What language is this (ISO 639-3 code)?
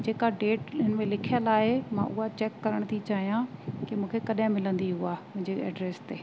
snd